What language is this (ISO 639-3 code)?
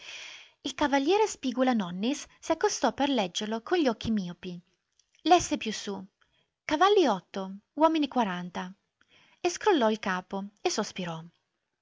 ita